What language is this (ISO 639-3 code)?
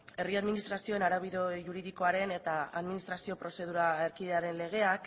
eus